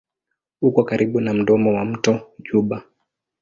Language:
Swahili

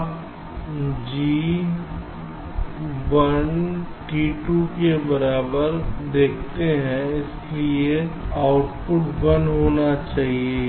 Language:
Hindi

